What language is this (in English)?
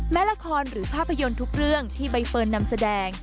Thai